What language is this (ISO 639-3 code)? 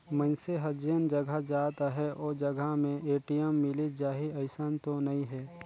hne